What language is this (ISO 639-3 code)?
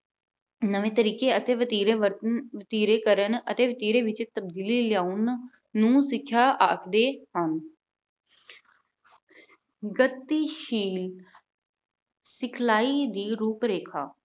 pan